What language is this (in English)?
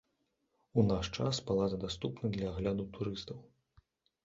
Belarusian